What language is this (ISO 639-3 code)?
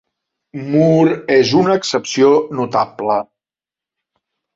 cat